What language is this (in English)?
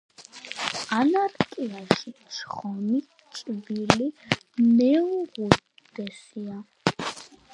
Georgian